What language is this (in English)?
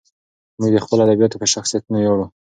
Pashto